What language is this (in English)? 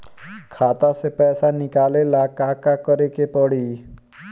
Bhojpuri